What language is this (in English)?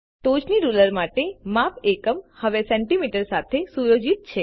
Gujarati